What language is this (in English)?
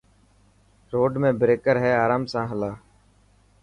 Dhatki